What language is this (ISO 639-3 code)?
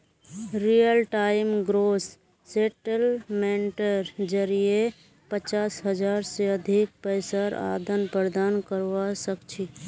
mag